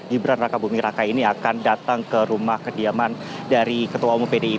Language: Indonesian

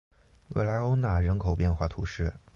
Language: Chinese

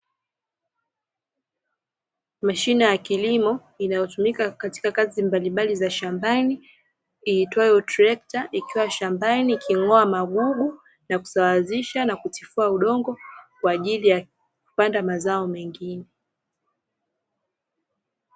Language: Swahili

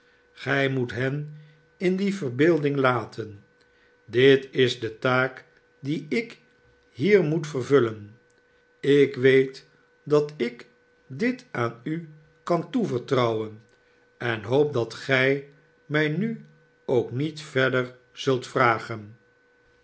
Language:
Dutch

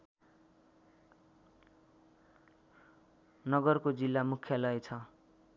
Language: Nepali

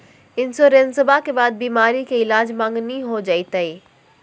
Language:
Magahi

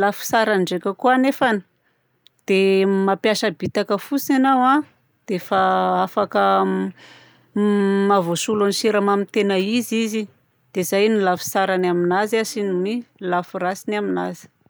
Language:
Southern Betsimisaraka Malagasy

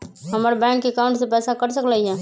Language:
Magahi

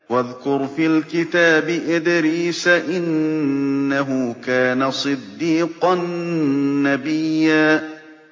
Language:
Arabic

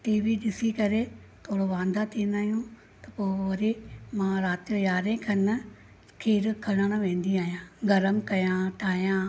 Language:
Sindhi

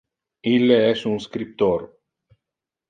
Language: Interlingua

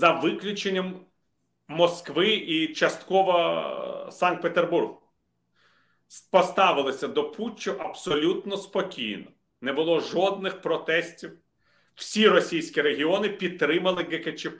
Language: Ukrainian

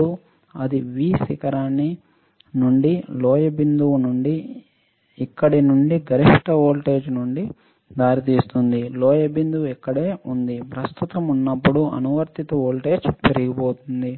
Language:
Telugu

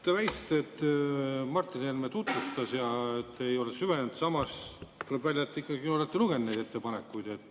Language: Estonian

